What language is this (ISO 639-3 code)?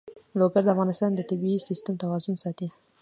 pus